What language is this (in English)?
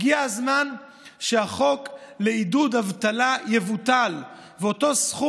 Hebrew